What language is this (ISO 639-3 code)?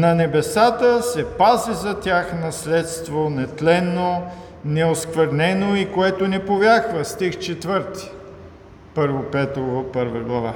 bul